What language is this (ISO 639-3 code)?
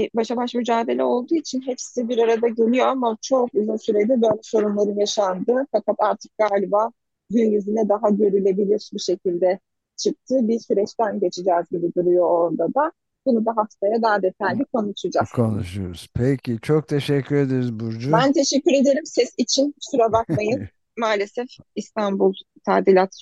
tur